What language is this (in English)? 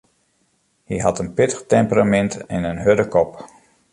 Western Frisian